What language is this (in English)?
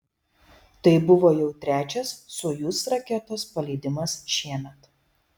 Lithuanian